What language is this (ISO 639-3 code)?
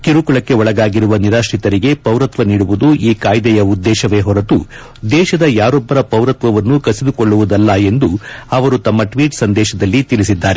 kan